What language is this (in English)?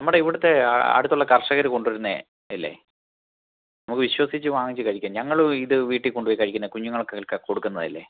Malayalam